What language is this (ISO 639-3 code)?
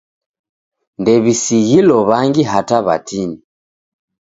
dav